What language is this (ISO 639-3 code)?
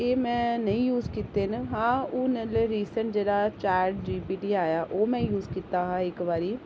doi